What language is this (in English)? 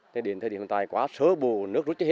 Vietnamese